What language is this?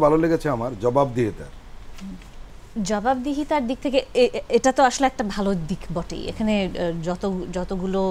Bangla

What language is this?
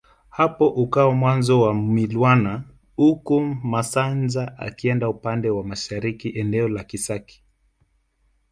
Swahili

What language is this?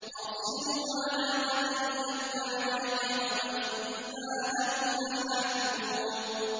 Arabic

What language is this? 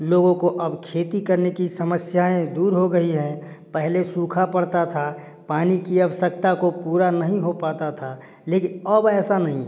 Hindi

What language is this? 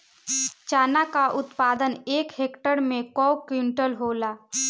Bhojpuri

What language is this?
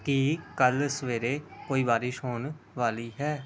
Punjabi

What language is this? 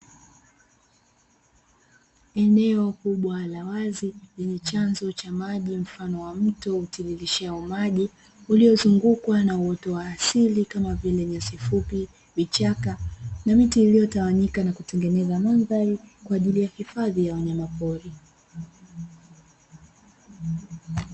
Swahili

